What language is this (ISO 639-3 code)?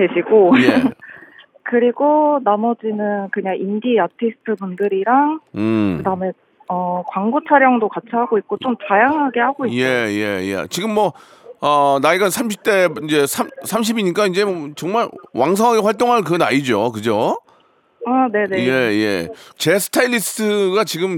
kor